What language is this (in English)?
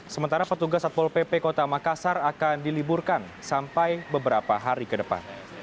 Indonesian